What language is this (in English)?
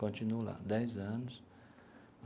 Portuguese